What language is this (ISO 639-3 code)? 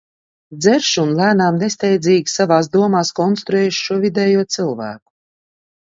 lav